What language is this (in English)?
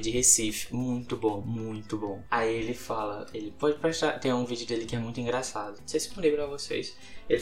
Portuguese